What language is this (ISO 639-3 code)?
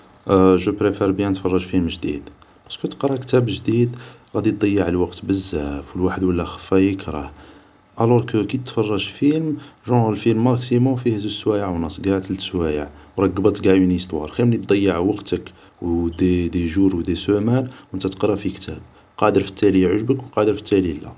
arq